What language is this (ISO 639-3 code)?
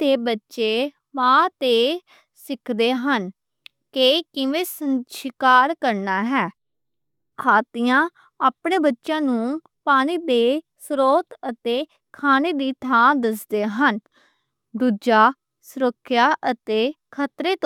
lah